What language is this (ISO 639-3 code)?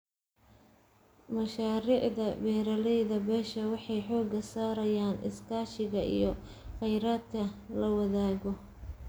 som